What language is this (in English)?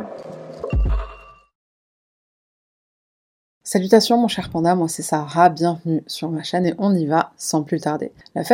French